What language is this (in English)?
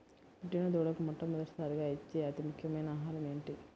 Telugu